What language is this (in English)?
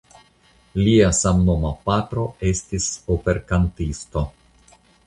Esperanto